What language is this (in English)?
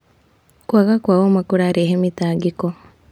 Kikuyu